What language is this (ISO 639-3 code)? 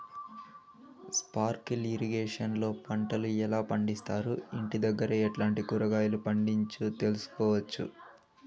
tel